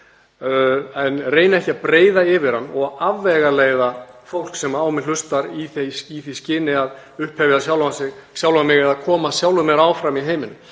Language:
Icelandic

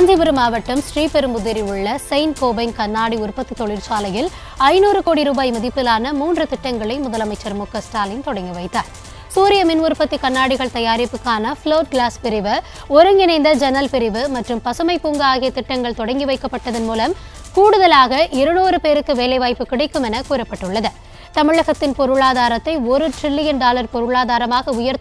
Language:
Turkish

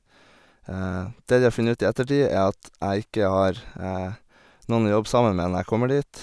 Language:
Norwegian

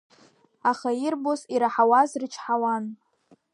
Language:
Abkhazian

